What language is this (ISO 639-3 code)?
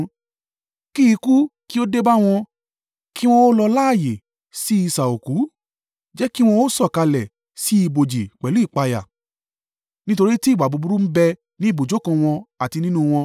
yor